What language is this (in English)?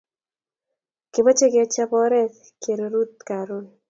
Kalenjin